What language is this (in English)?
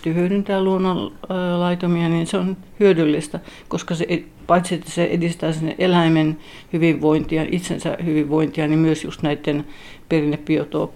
Finnish